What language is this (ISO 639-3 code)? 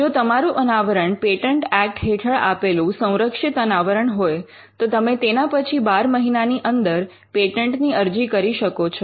guj